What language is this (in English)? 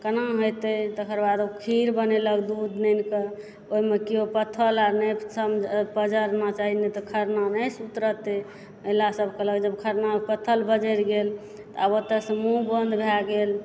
Maithili